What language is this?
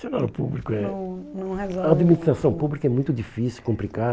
Portuguese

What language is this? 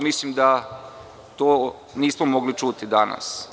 Serbian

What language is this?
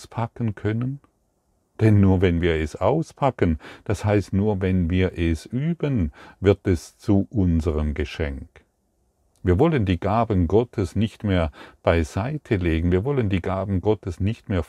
German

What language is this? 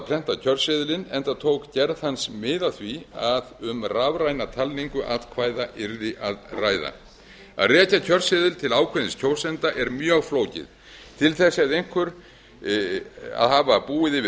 Icelandic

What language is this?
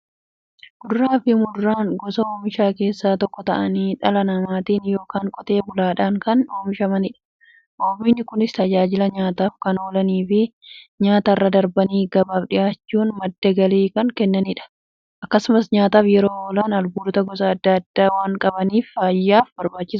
Oromo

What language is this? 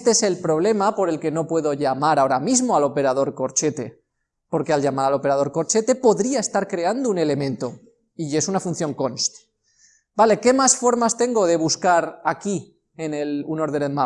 Spanish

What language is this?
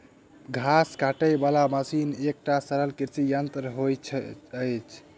Maithili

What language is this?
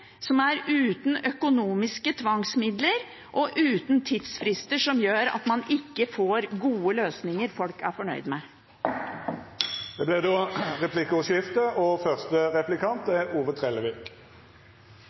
Norwegian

